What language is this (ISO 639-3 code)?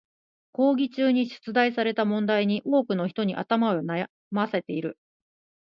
jpn